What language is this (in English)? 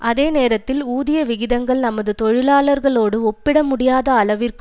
Tamil